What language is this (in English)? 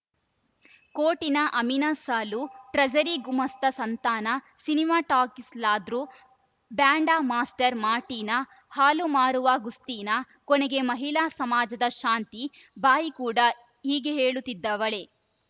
Kannada